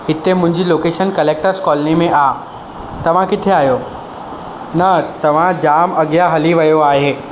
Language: Sindhi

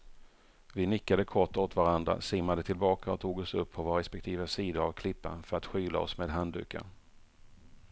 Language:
Swedish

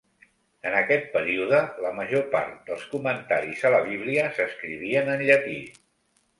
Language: Catalan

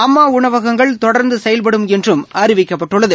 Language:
Tamil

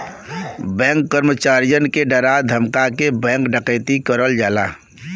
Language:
Bhojpuri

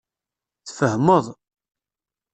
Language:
Kabyle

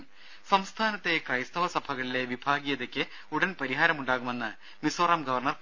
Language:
Malayalam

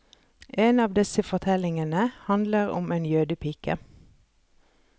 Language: Norwegian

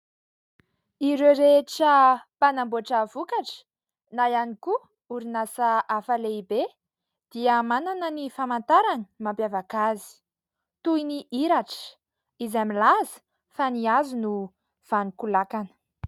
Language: Malagasy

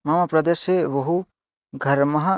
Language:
Sanskrit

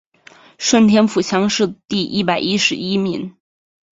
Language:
Chinese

